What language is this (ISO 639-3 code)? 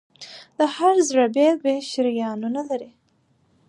pus